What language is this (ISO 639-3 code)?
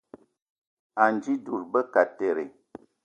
eto